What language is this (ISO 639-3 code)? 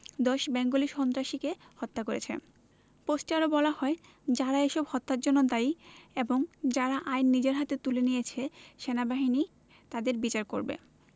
ben